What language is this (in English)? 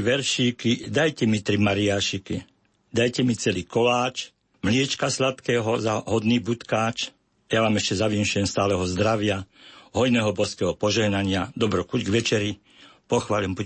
Slovak